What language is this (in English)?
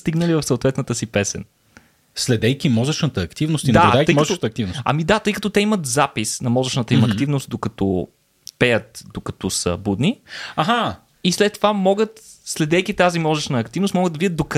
Bulgarian